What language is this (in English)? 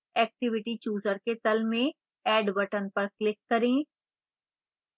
Hindi